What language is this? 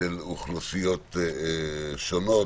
Hebrew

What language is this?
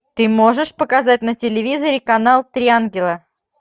Russian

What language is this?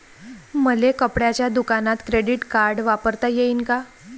Marathi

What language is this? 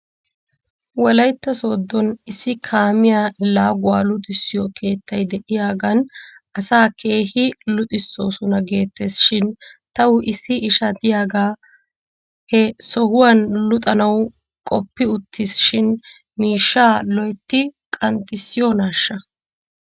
Wolaytta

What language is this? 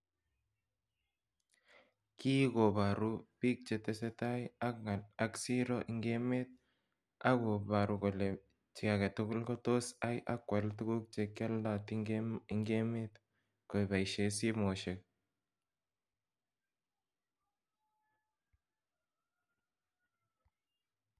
Kalenjin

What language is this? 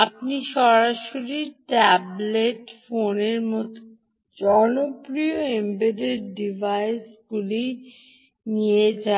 Bangla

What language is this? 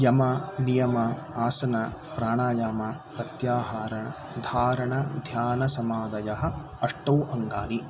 Sanskrit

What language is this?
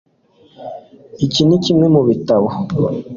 Kinyarwanda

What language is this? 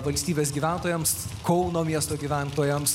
Lithuanian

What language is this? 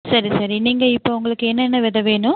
Tamil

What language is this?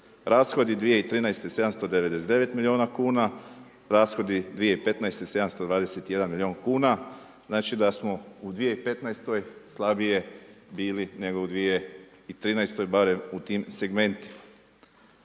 Croatian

